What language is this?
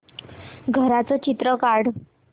Marathi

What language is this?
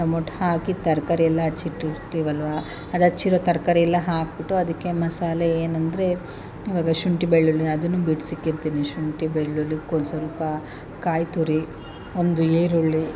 Kannada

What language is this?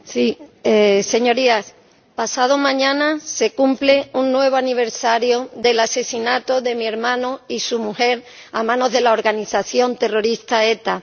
Spanish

